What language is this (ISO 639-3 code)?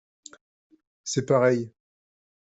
fra